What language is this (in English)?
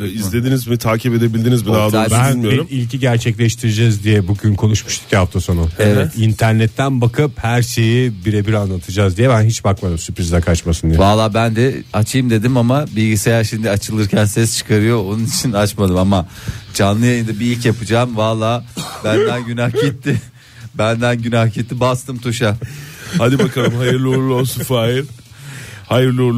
Turkish